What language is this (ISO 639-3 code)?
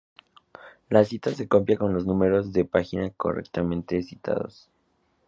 spa